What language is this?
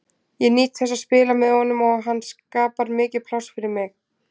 Icelandic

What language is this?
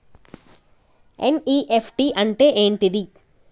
Telugu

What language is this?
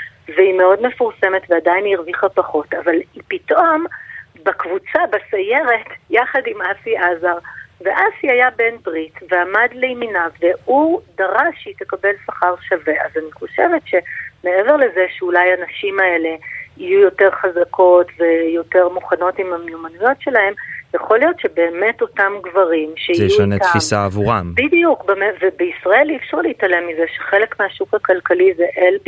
Hebrew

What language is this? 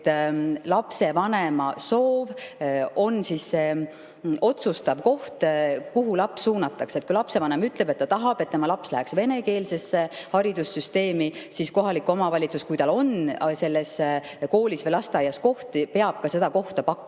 Estonian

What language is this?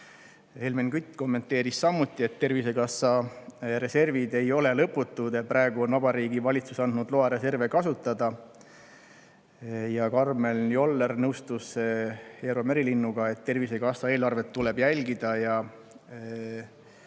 Estonian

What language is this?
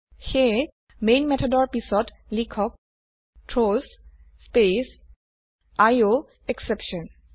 Assamese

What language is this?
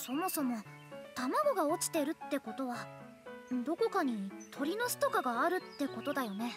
Japanese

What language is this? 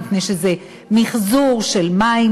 Hebrew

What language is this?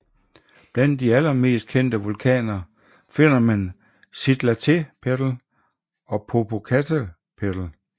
Danish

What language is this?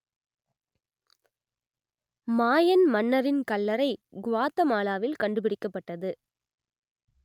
Tamil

